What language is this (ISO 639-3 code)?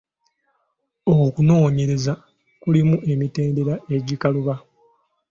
lug